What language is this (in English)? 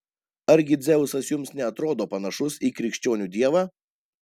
Lithuanian